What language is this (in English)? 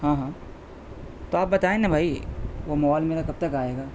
Urdu